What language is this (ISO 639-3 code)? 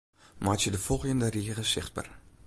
fry